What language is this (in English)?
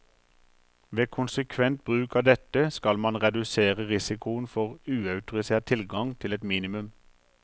Norwegian